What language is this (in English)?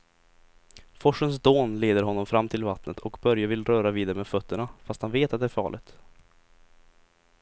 Swedish